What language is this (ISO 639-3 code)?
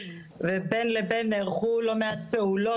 heb